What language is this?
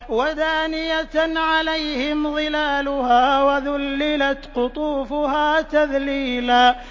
Arabic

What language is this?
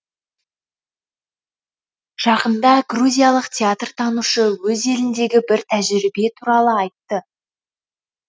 Kazakh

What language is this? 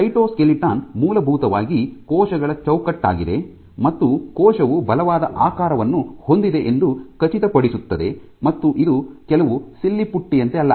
Kannada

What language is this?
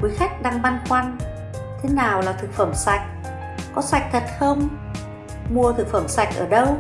Vietnamese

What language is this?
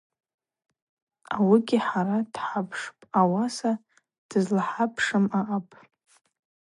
Abaza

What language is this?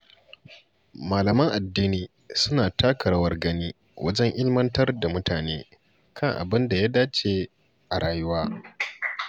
Hausa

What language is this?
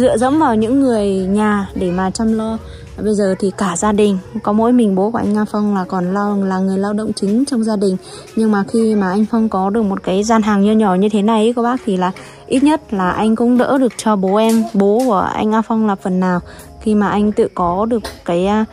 Vietnamese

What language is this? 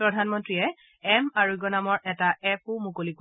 Assamese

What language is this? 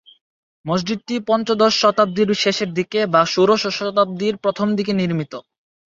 Bangla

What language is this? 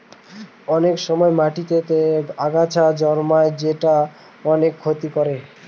Bangla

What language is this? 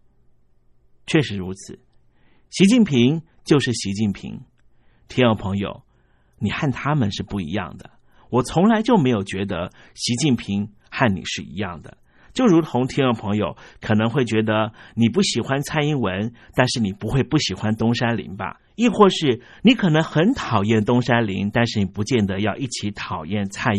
Chinese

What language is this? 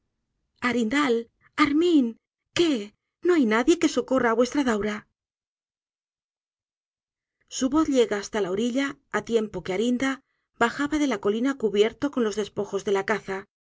Spanish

